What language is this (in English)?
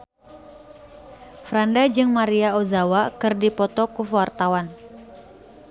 Sundanese